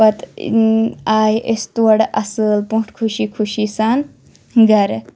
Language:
Kashmiri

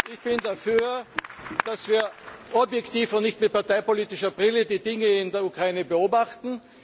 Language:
German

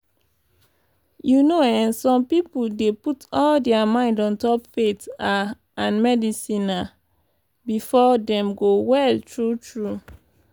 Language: Nigerian Pidgin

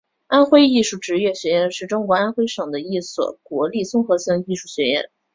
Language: Chinese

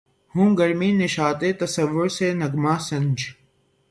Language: Urdu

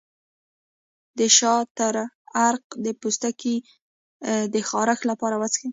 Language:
Pashto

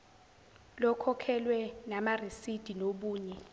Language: Zulu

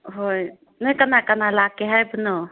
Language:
Manipuri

